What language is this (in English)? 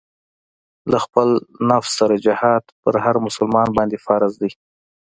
Pashto